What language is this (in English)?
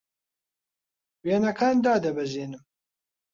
Central Kurdish